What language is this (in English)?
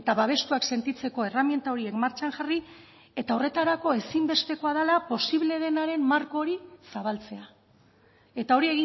Basque